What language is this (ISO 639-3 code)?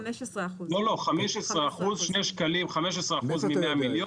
heb